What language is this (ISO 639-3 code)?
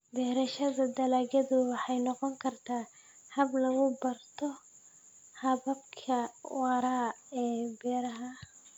som